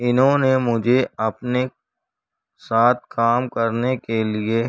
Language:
Urdu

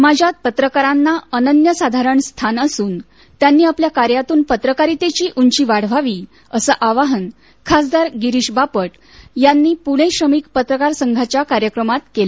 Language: Marathi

